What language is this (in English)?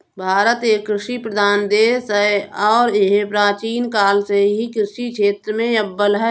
Hindi